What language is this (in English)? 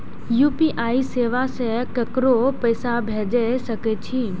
Maithili